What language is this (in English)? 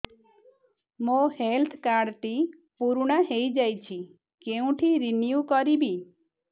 Odia